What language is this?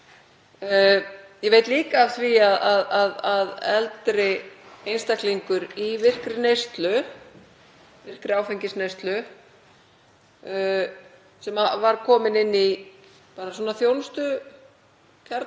Icelandic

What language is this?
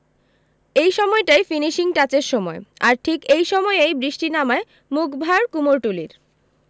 Bangla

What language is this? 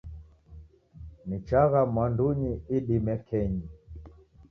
Taita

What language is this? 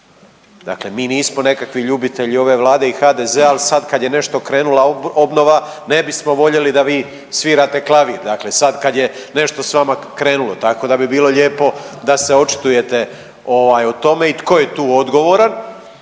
Croatian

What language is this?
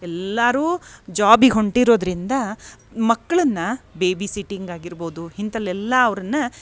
Kannada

